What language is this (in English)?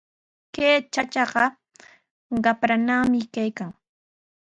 Sihuas Ancash Quechua